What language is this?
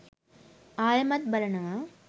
Sinhala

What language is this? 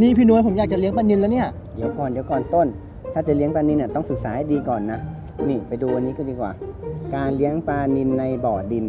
Thai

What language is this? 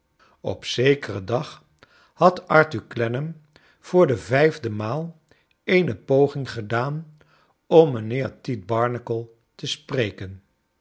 Dutch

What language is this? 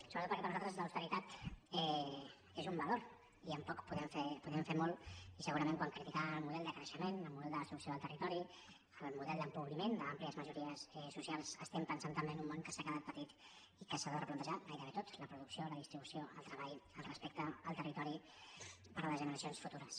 Catalan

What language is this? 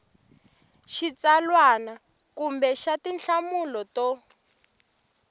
Tsonga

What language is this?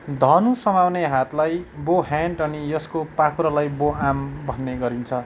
Nepali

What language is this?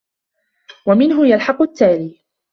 Arabic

